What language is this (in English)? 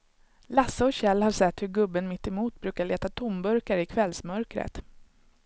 Swedish